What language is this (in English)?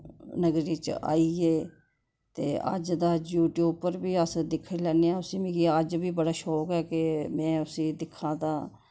Dogri